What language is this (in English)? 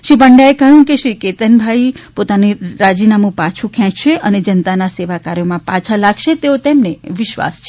Gujarati